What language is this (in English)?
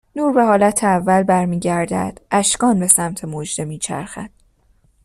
Persian